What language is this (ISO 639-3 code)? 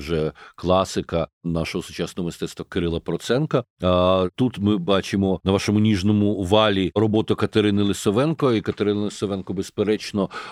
ukr